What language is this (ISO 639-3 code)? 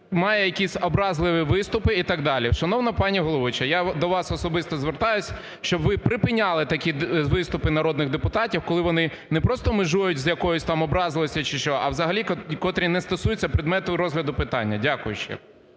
ukr